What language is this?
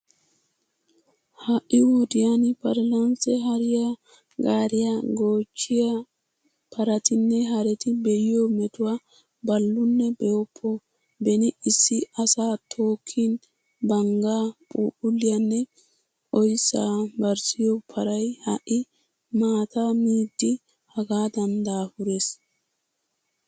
Wolaytta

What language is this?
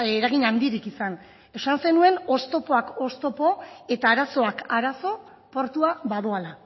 Basque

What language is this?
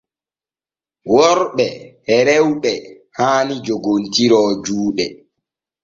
Borgu Fulfulde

